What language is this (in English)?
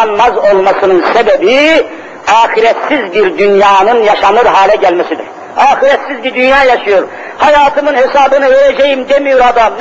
Turkish